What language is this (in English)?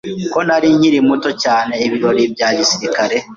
Kinyarwanda